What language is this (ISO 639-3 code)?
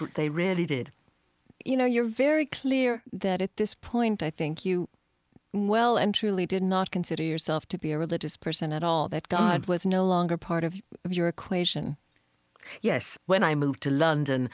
eng